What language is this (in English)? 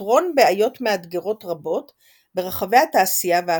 Hebrew